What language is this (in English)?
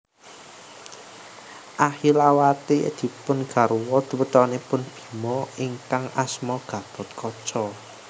Javanese